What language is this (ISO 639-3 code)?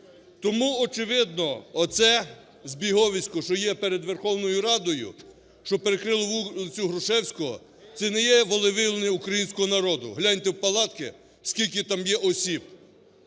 ukr